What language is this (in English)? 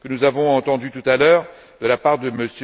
French